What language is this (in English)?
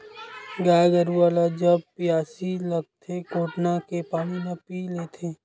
Chhattisgarhi